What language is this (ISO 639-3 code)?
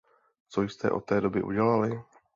ces